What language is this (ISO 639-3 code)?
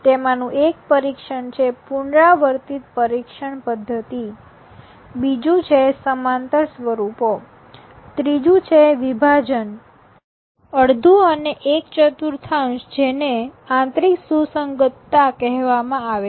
guj